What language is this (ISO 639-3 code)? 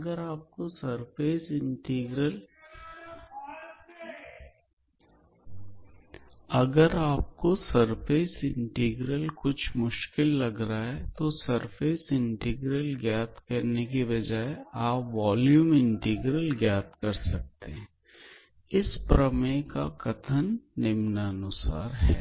hin